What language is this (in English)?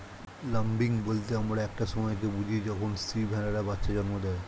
Bangla